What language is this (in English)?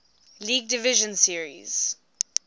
English